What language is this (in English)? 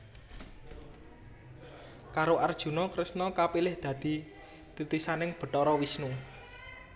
Javanese